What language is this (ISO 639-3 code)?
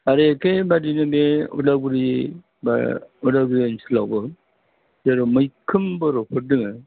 brx